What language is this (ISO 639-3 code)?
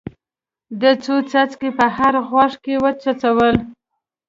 pus